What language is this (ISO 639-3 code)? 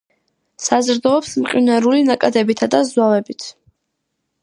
kat